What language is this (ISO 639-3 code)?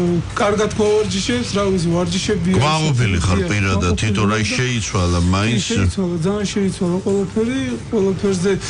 ron